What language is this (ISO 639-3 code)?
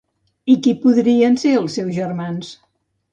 cat